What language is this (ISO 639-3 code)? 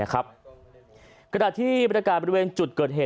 tha